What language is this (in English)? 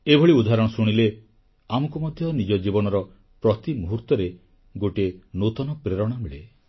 Odia